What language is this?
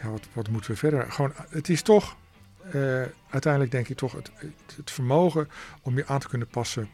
Dutch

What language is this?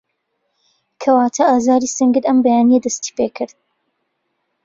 Central Kurdish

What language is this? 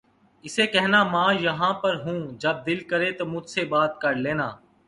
Urdu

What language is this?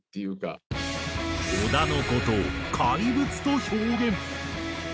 Japanese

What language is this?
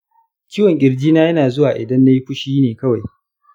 Hausa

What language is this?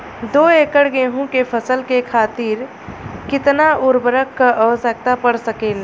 Bhojpuri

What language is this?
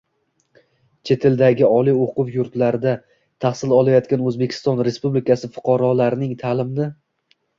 Uzbek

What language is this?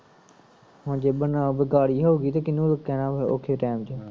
Punjabi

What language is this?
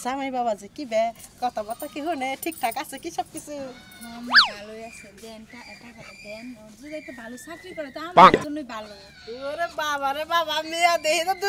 Bangla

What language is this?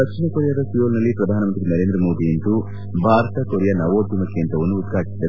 Kannada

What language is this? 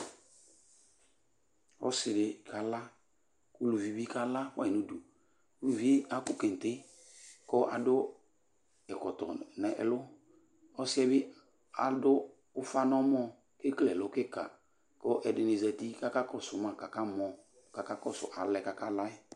Ikposo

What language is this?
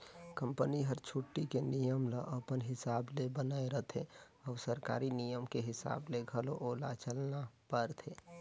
Chhattisgarhi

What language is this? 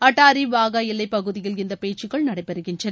Tamil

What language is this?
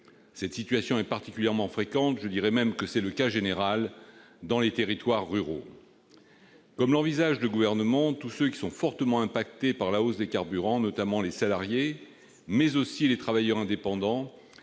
French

